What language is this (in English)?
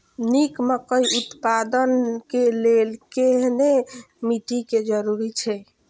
Maithili